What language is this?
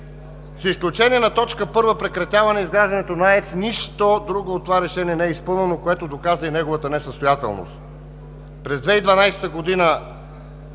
Bulgarian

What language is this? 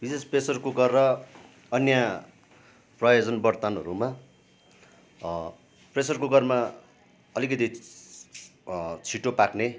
Nepali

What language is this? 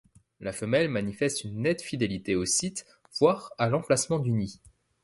French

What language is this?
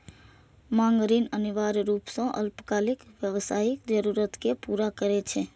Maithili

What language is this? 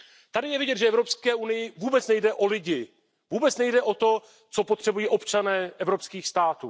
Czech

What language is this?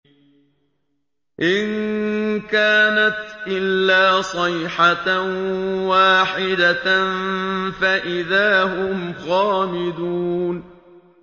Arabic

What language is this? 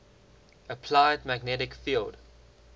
English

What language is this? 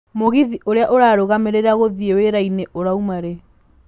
Kikuyu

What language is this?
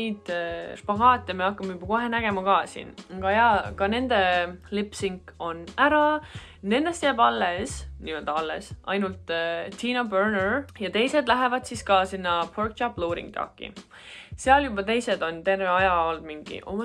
Dutch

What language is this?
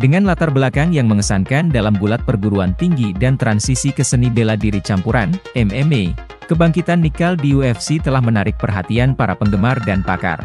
Indonesian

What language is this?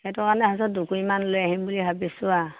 Assamese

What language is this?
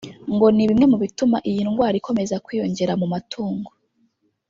Kinyarwanda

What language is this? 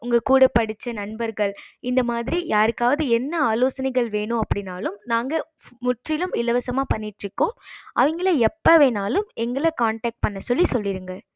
Tamil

